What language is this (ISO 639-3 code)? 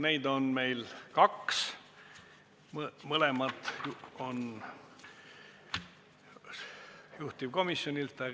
est